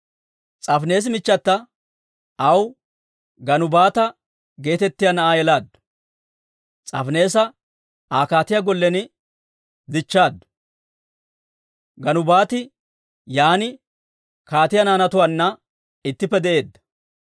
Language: Dawro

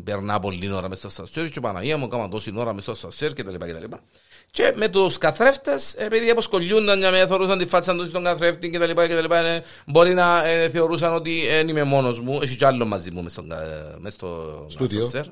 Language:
Greek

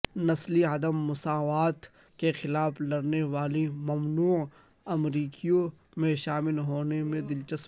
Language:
Urdu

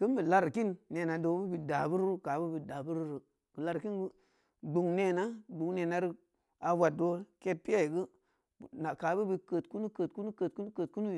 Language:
Samba Leko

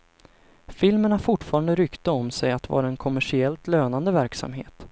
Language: Swedish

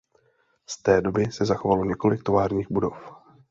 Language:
Czech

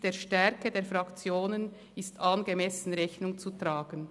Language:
Swiss German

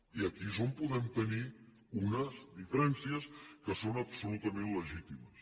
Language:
Catalan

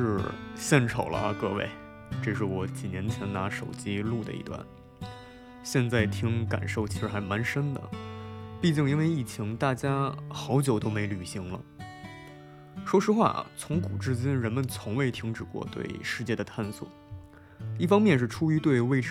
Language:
Chinese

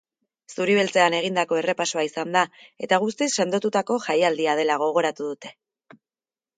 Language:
Basque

